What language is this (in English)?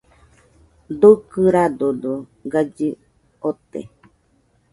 Nüpode Huitoto